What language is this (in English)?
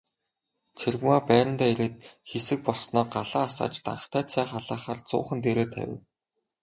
Mongolian